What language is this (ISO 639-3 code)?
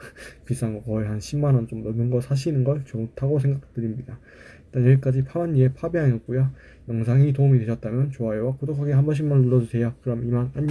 kor